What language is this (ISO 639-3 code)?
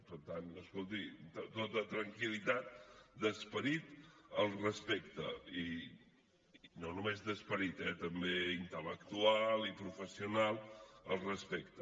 cat